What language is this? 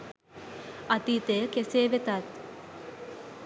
Sinhala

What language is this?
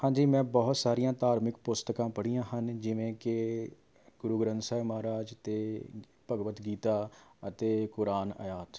Punjabi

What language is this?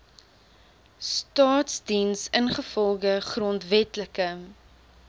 Afrikaans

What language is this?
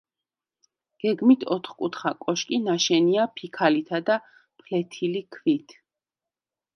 Georgian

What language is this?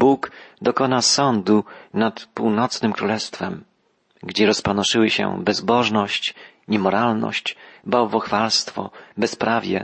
Polish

